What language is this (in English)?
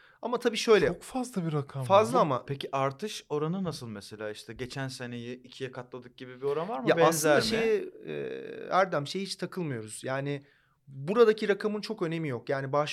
Turkish